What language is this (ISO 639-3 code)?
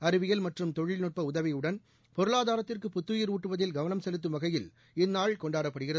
tam